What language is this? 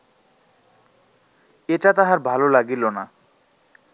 Bangla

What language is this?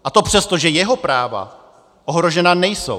Czech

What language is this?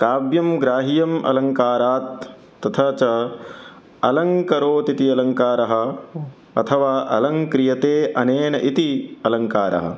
Sanskrit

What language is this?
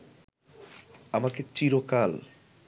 Bangla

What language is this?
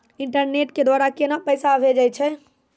Maithili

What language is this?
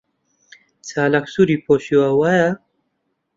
Central Kurdish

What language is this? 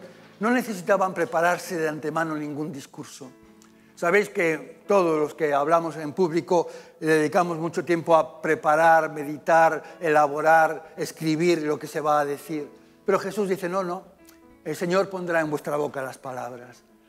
Spanish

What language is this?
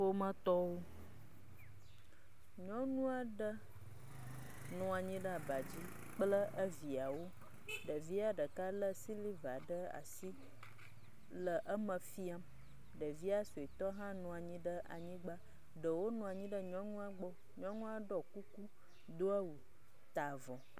Ewe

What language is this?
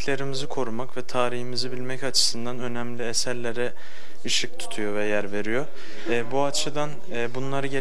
Turkish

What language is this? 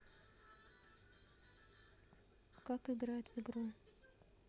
Russian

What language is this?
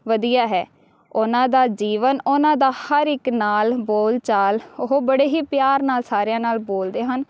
Punjabi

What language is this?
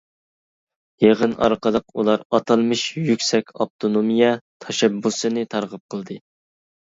Uyghur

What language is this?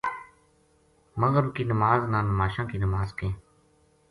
Gujari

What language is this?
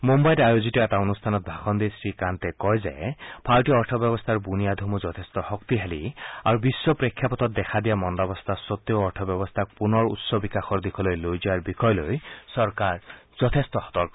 Assamese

